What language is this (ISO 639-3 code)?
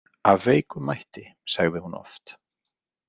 isl